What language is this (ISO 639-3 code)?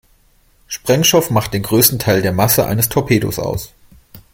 deu